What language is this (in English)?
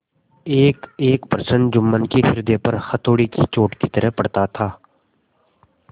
Hindi